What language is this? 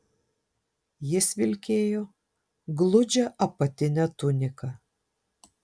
Lithuanian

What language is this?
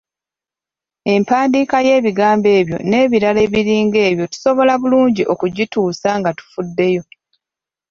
Ganda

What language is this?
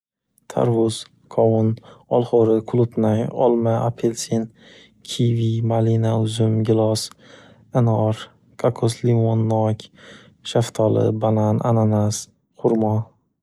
Uzbek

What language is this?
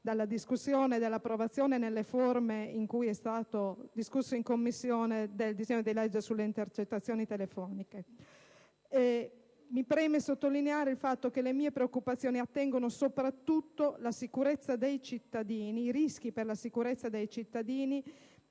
Italian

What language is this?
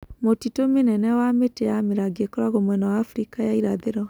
Kikuyu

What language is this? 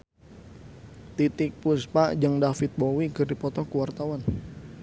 Sundanese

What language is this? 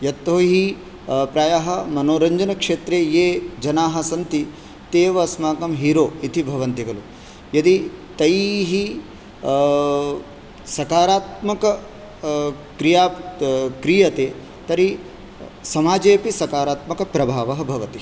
Sanskrit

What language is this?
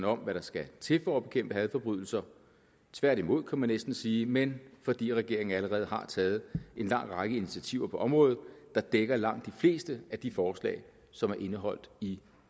Danish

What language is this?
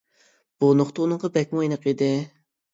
Uyghur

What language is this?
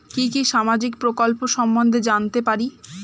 Bangla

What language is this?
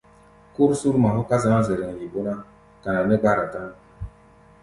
Gbaya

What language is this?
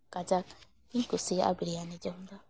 Santali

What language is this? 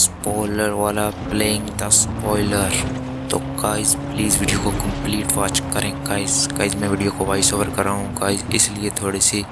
Urdu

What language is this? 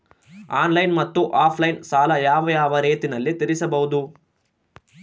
Kannada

